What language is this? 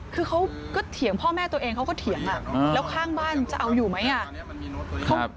Thai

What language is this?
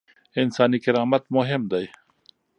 Pashto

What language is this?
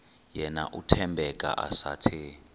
Xhosa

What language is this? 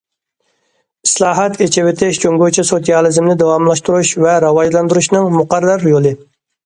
Uyghur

